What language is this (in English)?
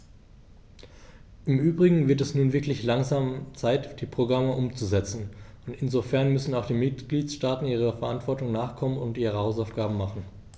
German